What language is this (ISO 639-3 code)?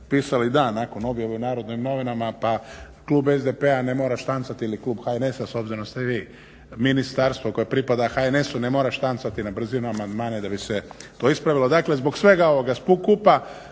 hrv